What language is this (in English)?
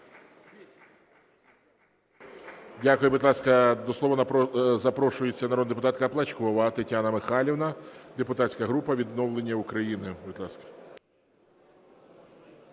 Ukrainian